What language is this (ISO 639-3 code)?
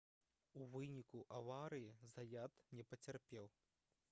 bel